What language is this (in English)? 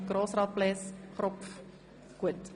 Swiss German